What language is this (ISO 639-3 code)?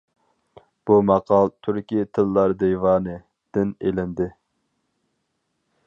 uig